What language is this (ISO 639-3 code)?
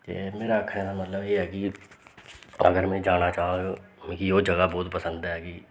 doi